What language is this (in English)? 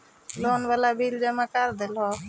Magahi